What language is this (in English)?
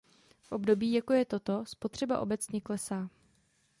Czech